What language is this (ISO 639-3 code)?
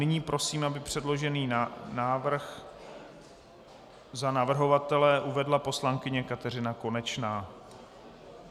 ces